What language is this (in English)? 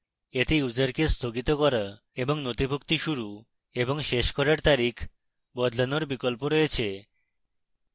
Bangla